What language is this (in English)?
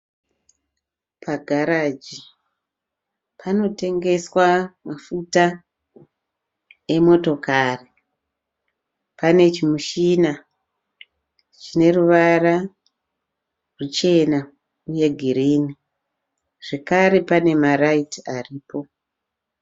Shona